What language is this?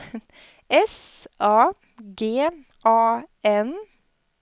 Swedish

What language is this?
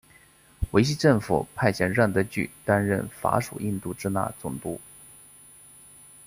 Chinese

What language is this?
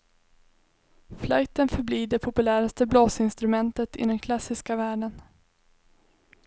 Swedish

